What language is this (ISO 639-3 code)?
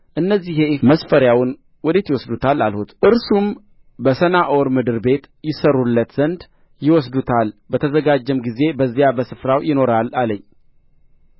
amh